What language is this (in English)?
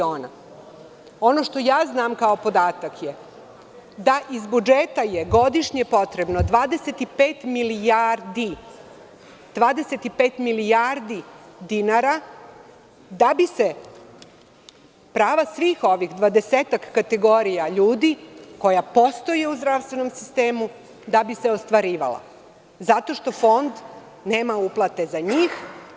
Serbian